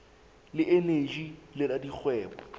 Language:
Southern Sotho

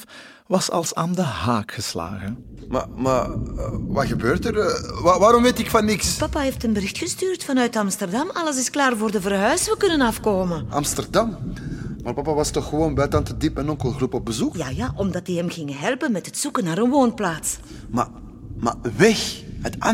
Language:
Dutch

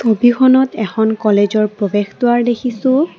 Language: Assamese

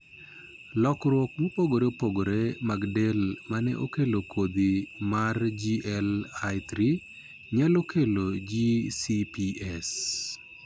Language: Luo (Kenya and Tanzania)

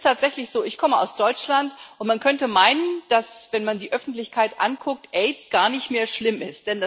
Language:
German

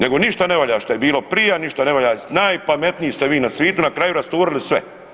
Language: Croatian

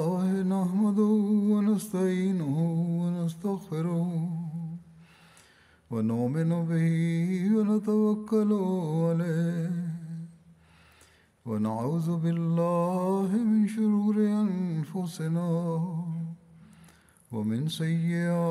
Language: Bulgarian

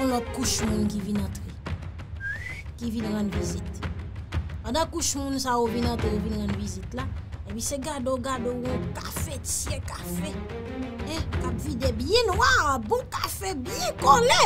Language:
French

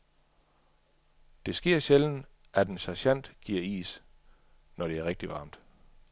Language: Danish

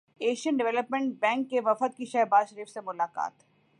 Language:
Urdu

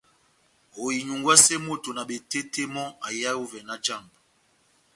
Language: Batanga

